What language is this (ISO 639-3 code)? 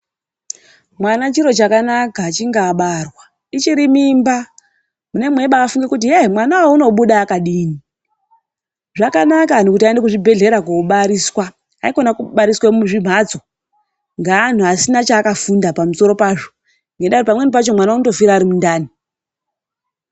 ndc